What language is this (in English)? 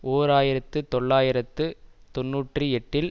Tamil